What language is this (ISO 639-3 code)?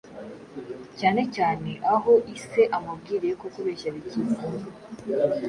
kin